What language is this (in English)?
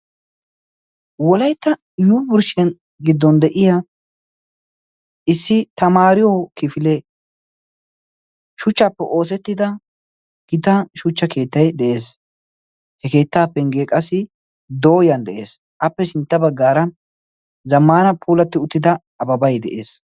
Wolaytta